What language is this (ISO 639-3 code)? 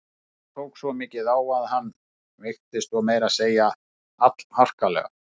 isl